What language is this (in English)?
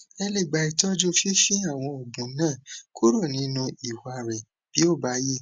Yoruba